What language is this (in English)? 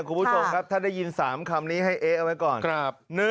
Thai